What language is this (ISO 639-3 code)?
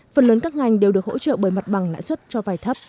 vie